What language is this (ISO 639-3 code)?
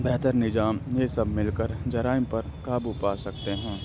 urd